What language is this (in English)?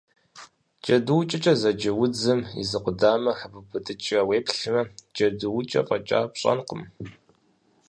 Kabardian